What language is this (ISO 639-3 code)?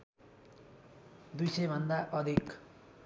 nep